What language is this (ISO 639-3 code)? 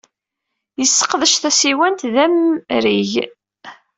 kab